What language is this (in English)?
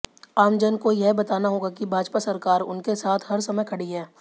Hindi